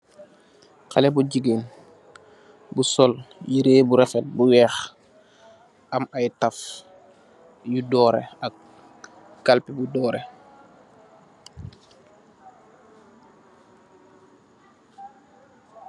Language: Wolof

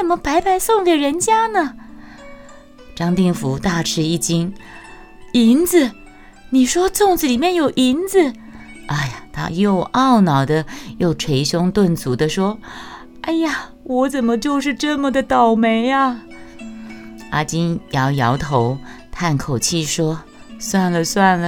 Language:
Chinese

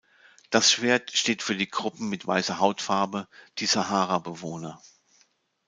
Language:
German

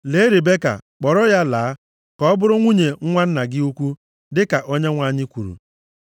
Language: Igbo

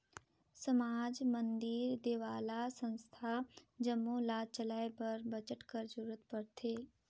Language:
Chhattisgarhi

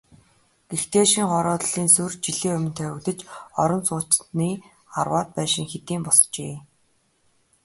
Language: Mongolian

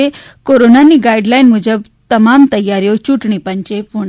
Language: Gujarati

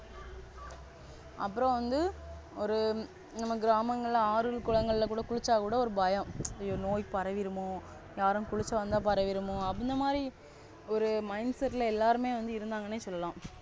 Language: Tamil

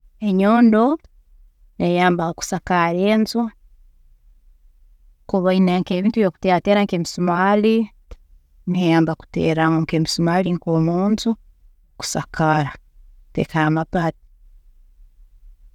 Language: Tooro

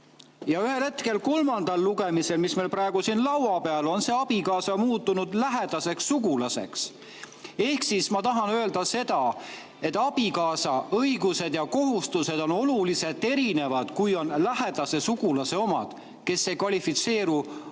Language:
Estonian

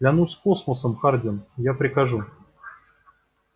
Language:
Russian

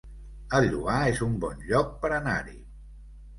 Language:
Catalan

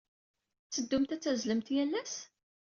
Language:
Kabyle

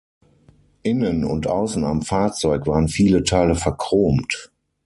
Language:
German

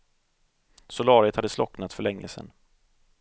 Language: Swedish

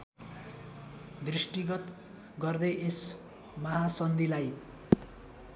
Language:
Nepali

